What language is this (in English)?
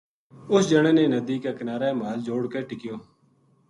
Gujari